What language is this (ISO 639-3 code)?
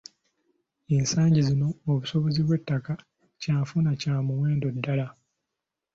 lug